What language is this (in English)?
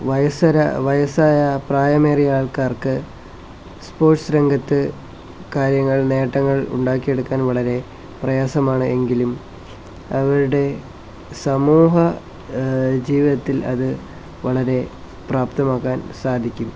Malayalam